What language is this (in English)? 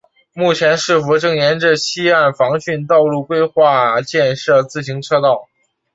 Chinese